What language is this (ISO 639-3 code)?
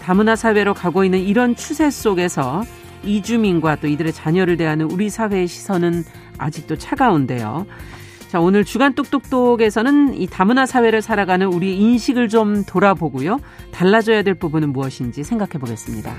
kor